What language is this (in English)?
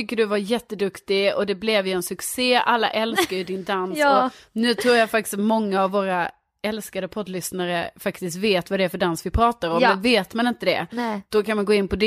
Swedish